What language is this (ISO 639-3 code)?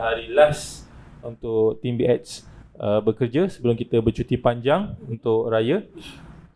msa